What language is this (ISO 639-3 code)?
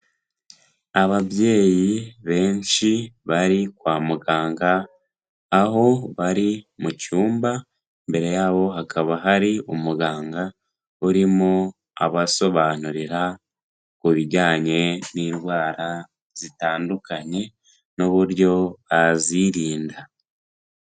kin